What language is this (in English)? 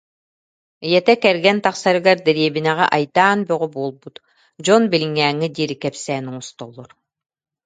Yakut